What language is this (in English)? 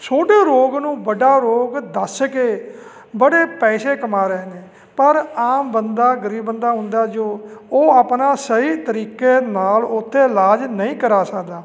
Punjabi